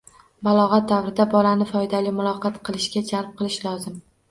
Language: Uzbek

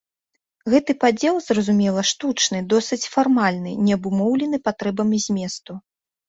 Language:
Belarusian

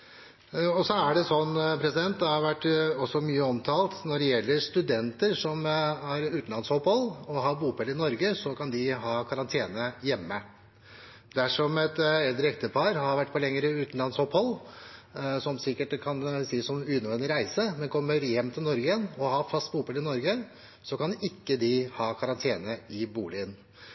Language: Norwegian Bokmål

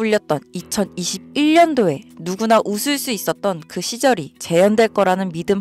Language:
Korean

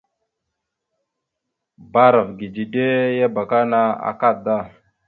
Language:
Mada (Cameroon)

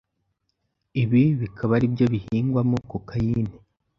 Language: Kinyarwanda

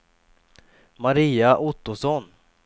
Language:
Swedish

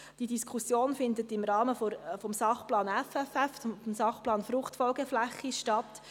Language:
Swiss German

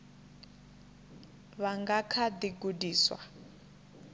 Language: Venda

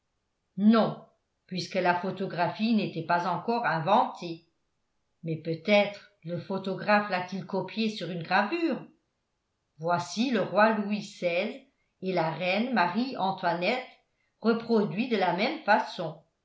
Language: French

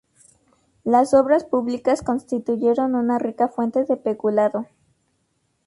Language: Spanish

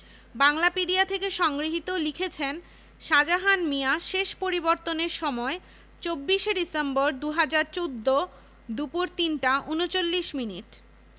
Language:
Bangla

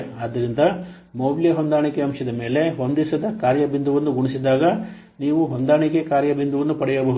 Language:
Kannada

